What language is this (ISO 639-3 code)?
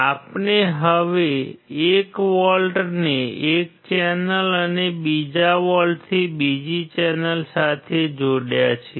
guj